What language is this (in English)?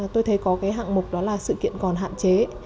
Vietnamese